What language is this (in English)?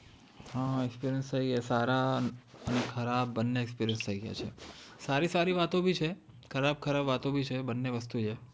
Gujarati